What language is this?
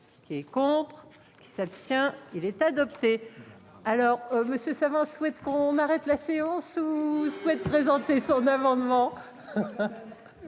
French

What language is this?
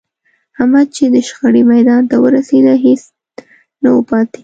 Pashto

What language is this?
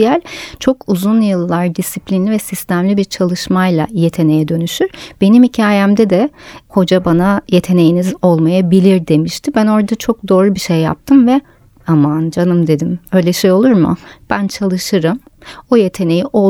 Turkish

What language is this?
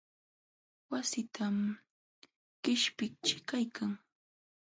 Jauja Wanca Quechua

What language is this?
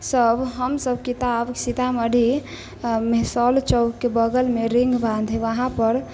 Maithili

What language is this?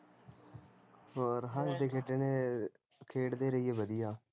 Punjabi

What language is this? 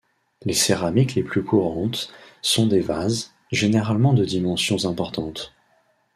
French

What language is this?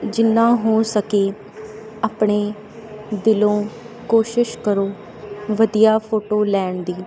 Punjabi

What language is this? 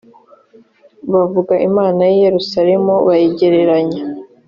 Kinyarwanda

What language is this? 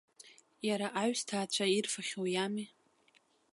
Abkhazian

